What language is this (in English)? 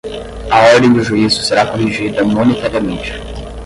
Portuguese